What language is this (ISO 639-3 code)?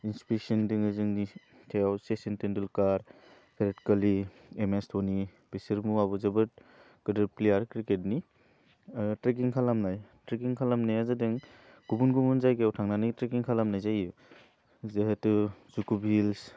brx